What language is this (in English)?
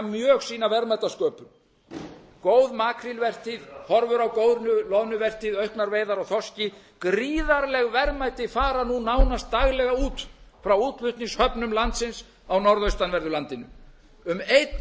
Icelandic